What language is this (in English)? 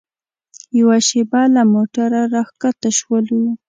Pashto